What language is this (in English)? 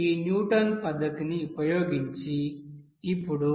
Telugu